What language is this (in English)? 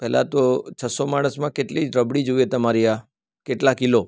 Gujarati